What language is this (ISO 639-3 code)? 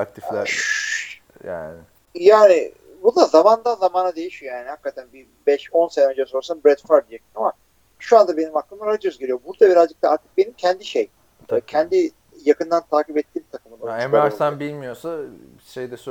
tur